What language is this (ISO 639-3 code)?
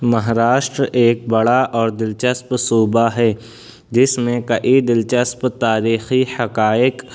urd